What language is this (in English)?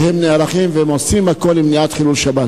Hebrew